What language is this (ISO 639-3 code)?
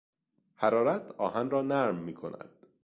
fas